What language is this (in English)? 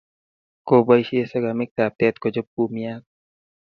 Kalenjin